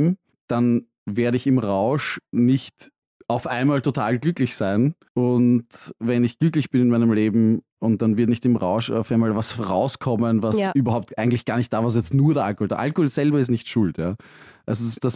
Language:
German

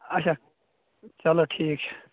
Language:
Kashmiri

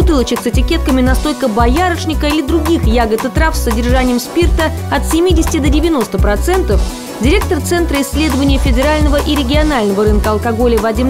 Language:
Russian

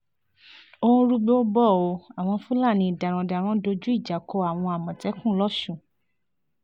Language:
Yoruba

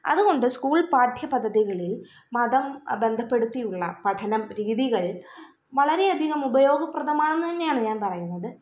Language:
Malayalam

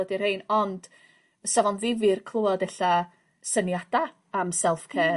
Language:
Welsh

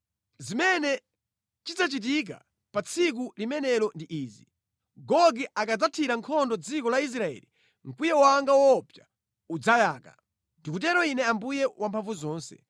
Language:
Nyanja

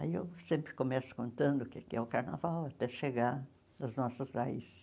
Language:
Portuguese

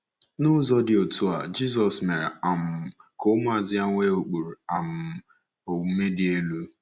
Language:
Igbo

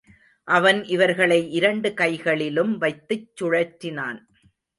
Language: Tamil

